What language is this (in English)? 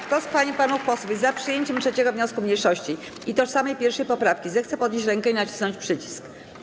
Polish